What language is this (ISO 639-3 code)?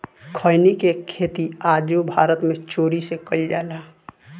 bho